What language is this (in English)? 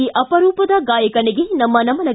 Kannada